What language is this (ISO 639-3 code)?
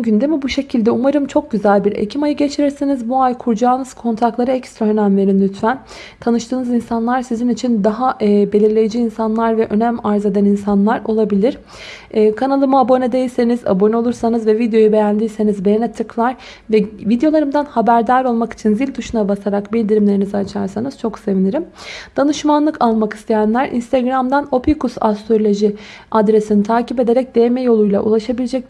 tur